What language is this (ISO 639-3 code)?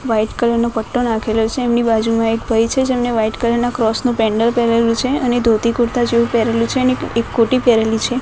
guj